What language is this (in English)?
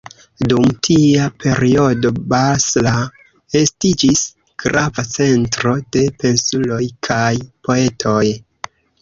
Esperanto